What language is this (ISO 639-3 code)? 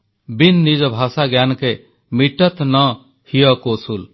ori